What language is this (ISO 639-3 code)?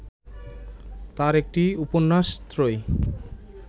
ben